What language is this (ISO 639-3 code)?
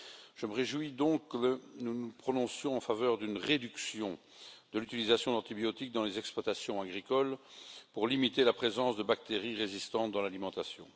fra